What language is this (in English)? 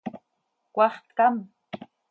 Seri